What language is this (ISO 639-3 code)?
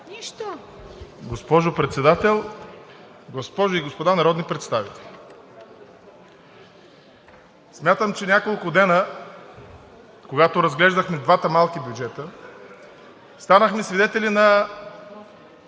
bul